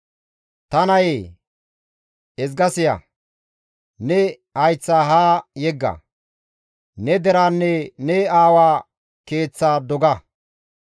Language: Gamo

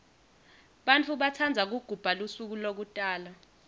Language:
Swati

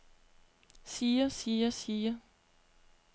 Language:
Danish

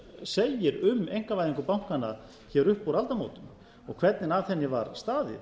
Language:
Icelandic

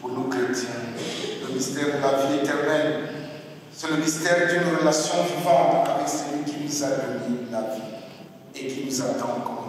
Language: French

